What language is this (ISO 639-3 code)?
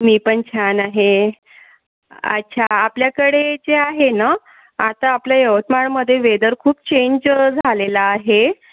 mar